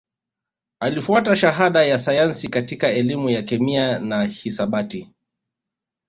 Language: Swahili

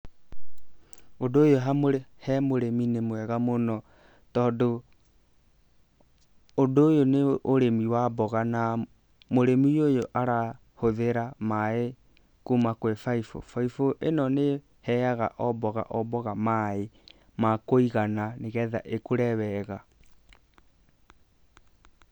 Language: Kikuyu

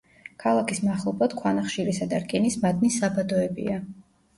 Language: Georgian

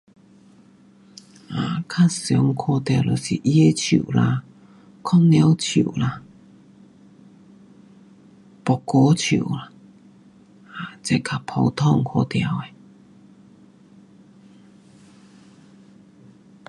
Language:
Pu-Xian Chinese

